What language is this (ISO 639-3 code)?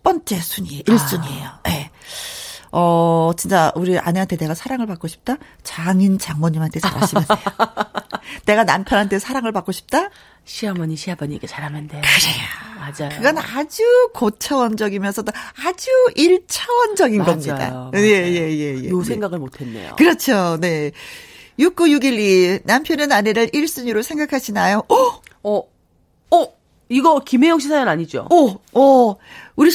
kor